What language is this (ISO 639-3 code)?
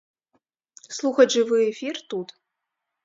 bel